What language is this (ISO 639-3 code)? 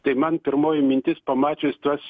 lit